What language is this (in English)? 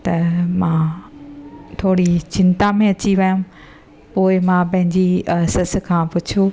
Sindhi